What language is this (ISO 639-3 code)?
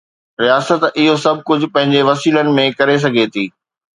snd